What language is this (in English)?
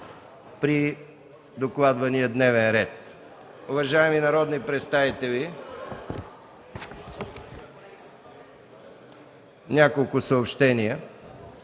Bulgarian